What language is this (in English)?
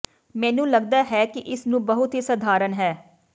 Punjabi